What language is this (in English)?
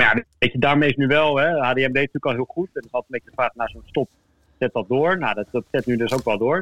Dutch